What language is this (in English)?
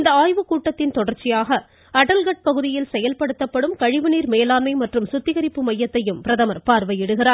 Tamil